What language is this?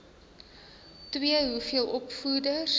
Afrikaans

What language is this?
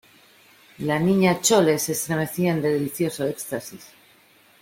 Spanish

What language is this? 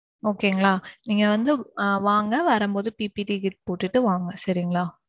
Tamil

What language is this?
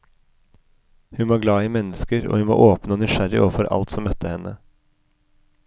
Norwegian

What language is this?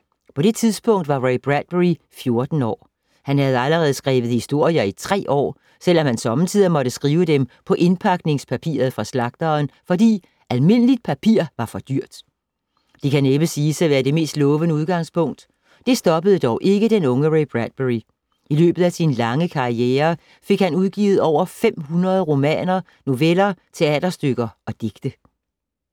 Danish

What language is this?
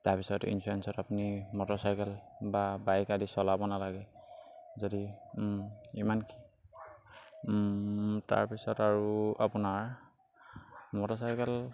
Assamese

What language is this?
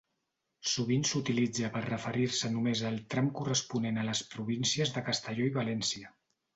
Catalan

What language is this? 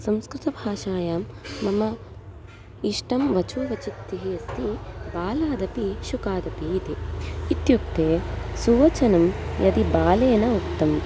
Sanskrit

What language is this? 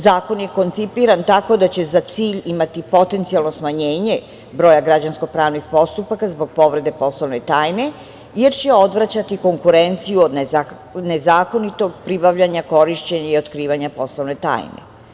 Serbian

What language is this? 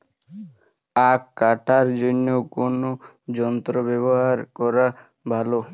Bangla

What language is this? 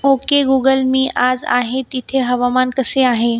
Marathi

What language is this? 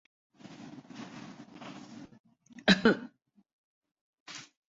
Urdu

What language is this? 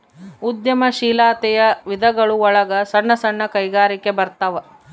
Kannada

